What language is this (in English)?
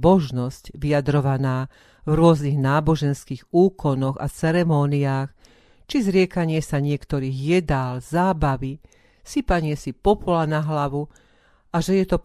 Slovak